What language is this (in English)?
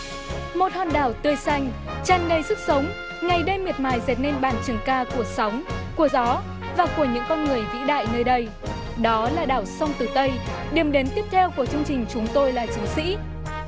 Vietnamese